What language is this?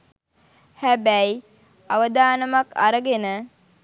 Sinhala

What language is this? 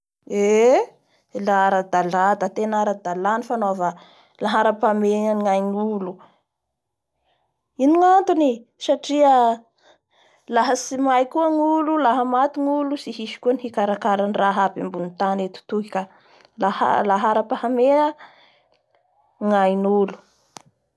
Bara Malagasy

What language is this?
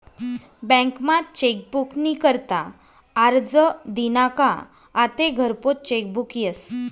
Marathi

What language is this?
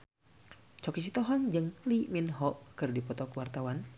Sundanese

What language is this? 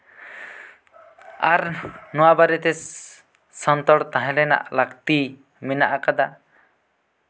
Santali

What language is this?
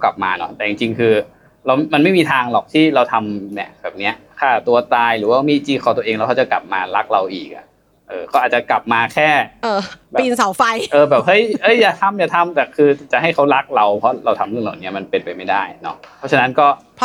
Thai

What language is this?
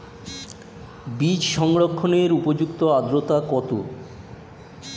Bangla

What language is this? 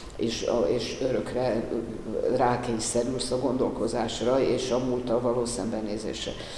Hungarian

